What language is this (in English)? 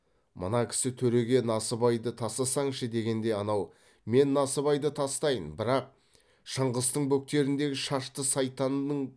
Kazakh